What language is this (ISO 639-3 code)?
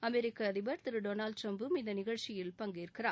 tam